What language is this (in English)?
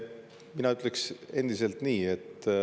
Estonian